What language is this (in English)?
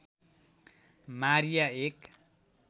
Nepali